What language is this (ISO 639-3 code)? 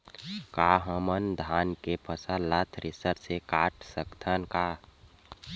hne